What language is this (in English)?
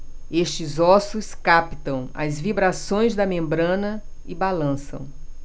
Portuguese